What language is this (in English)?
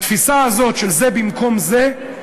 Hebrew